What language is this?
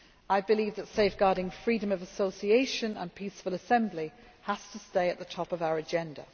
English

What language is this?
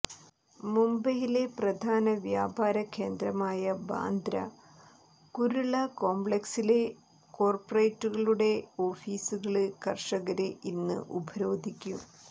Malayalam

